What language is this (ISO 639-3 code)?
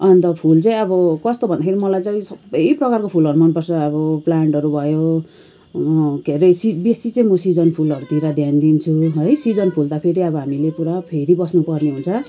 nep